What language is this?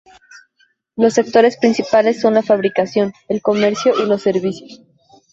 Spanish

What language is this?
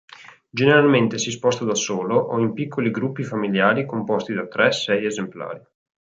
Italian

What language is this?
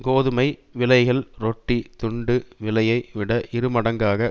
Tamil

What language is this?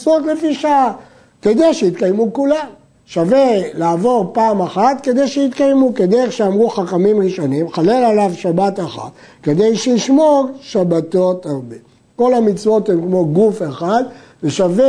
Hebrew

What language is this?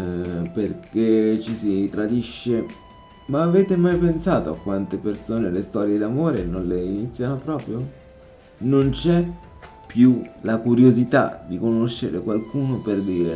Italian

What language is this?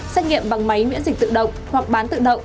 Vietnamese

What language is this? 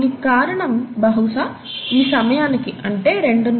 Telugu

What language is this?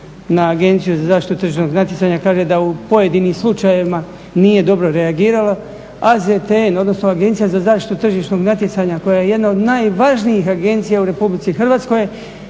Croatian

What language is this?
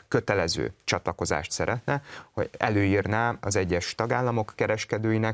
Hungarian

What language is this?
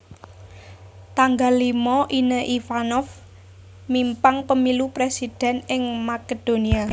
Javanese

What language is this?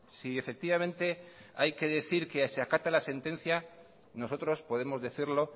Spanish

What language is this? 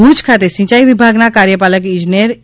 Gujarati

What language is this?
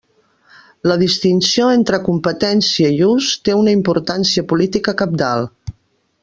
Catalan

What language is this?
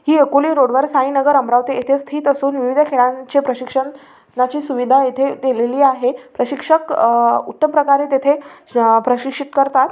Marathi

